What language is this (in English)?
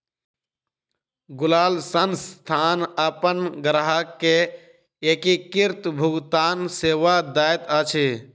Maithili